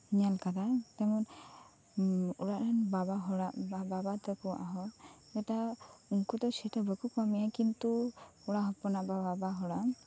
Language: Santali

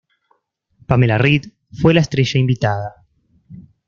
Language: Spanish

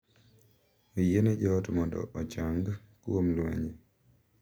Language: Luo (Kenya and Tanzania)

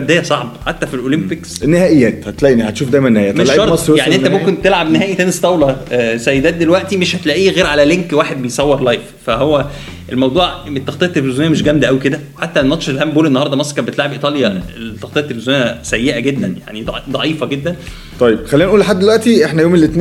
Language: Arabic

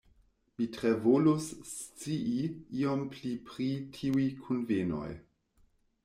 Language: Esperanto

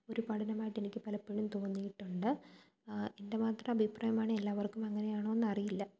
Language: Malayalam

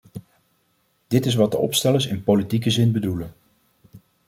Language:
Dutch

